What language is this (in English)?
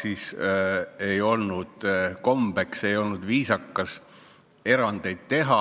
Estonian